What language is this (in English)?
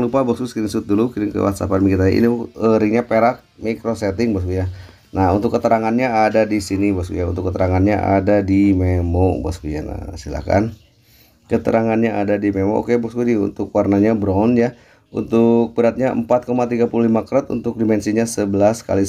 Indonesian